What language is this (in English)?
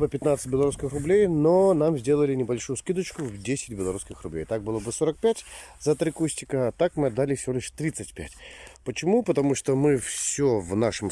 Russian